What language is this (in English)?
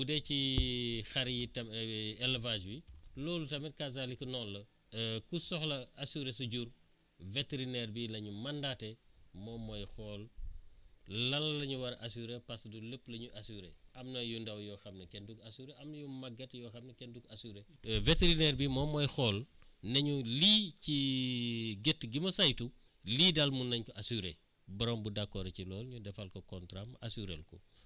Wolof